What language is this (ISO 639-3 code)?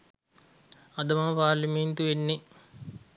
sin